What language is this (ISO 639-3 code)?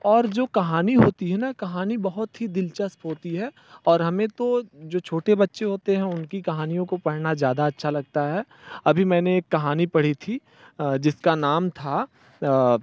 hin